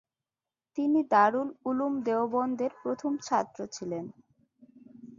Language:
Bangla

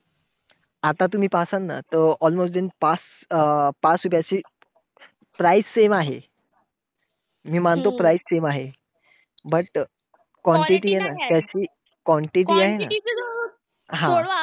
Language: Marathi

